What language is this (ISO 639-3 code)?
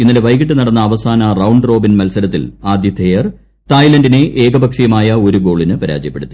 mal